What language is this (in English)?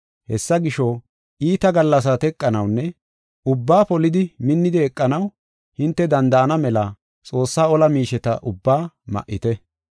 Gofa